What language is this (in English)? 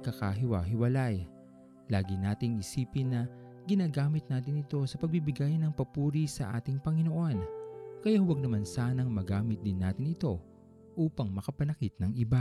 Filipino